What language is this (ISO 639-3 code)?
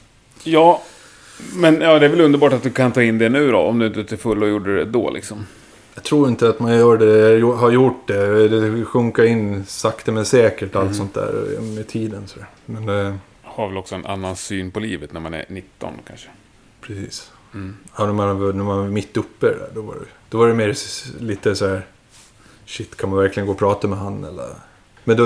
swe